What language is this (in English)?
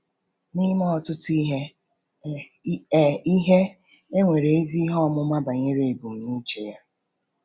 Igbo